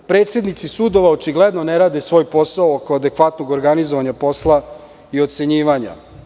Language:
Serbian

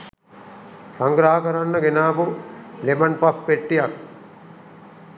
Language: Sinhala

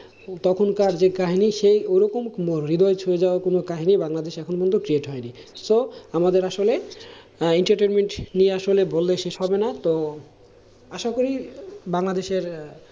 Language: Bangla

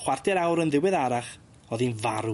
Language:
Welsh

